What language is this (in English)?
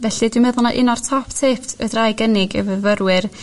Welsh